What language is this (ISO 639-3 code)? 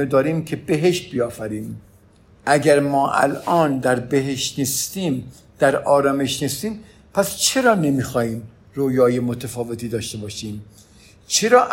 fas